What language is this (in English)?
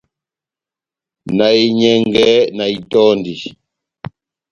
Batanga